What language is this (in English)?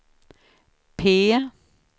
Swedish